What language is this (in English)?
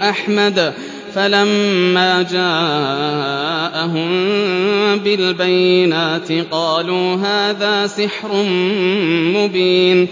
Arabic